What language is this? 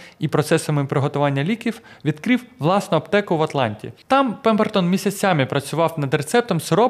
Ukrainian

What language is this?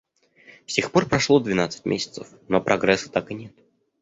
Russian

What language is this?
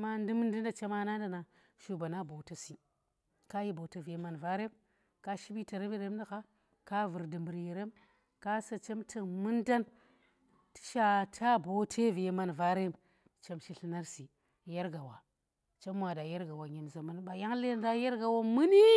Tera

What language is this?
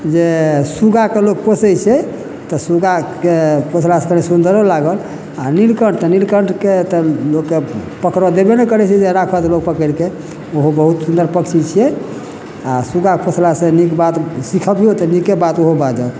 Maithili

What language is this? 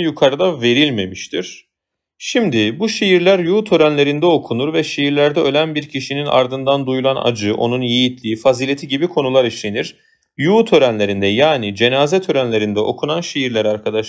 Turkish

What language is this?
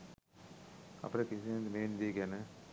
Sinhala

